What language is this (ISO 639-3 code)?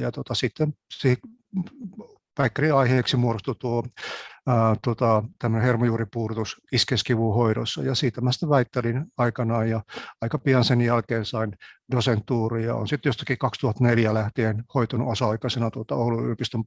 fin